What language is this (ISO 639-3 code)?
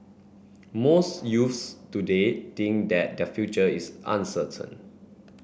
eng